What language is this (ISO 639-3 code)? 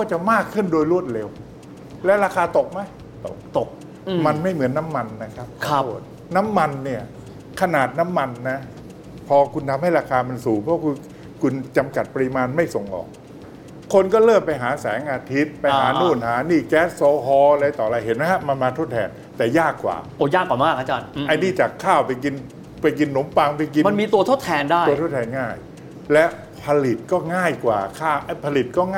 tha